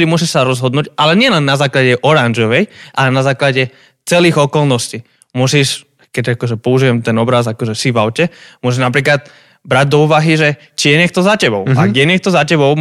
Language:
Slovak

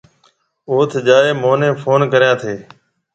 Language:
Marwari (Pakistan)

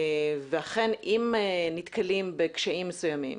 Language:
Hebrew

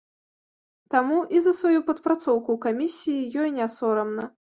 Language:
Belarusian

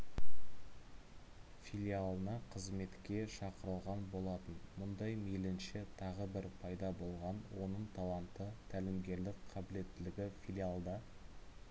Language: Kazakh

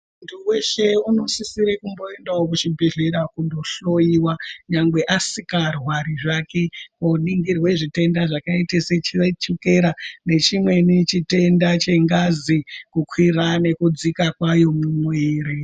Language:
Ndau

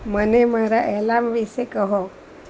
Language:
Gujarati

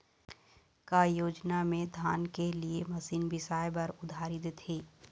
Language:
Chhattisgarhi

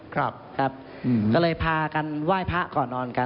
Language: Thai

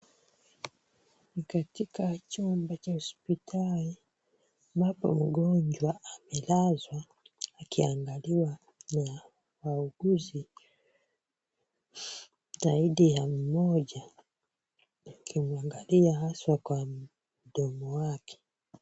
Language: Swahili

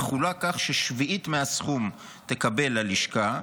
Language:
Hebrew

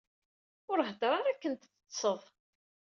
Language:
Kabyle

